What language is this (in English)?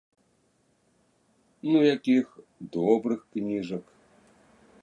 Belarusian